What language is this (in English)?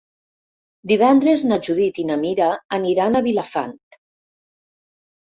Catalan